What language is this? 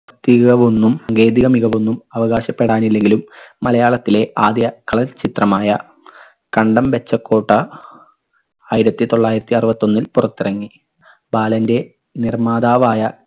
Malayalam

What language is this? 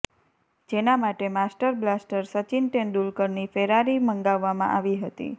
Gujarati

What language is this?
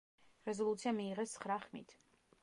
Georgian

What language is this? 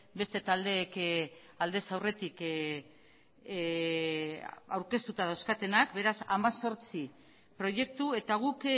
Basque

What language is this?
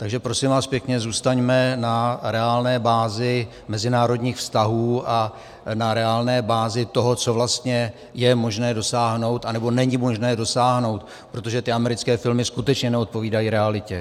Czech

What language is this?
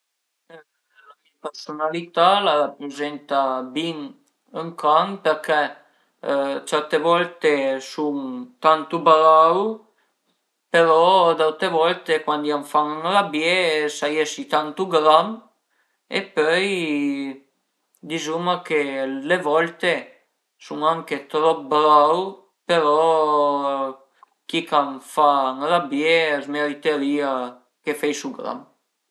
Piedmontese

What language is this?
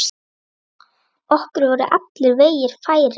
Icelandic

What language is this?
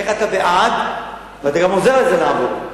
Hebrew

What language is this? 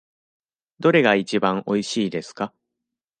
Japanese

